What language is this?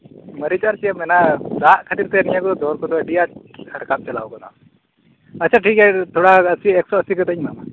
Santali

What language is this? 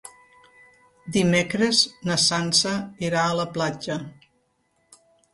Catalan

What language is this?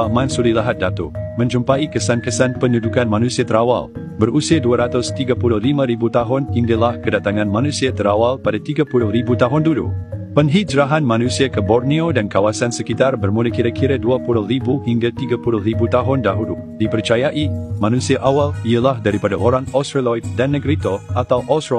Malay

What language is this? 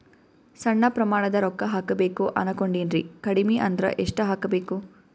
Kannada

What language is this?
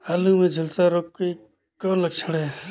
Chhattisgarhi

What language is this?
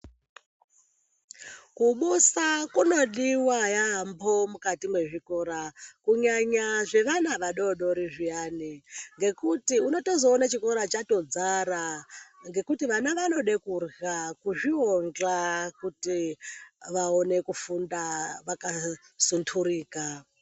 Ndau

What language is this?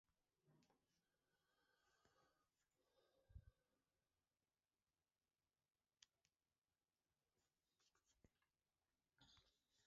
Basque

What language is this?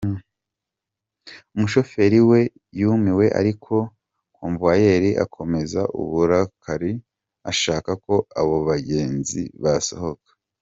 Kinyarwanda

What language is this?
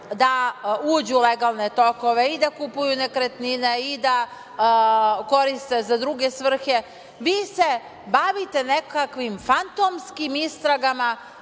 Serbian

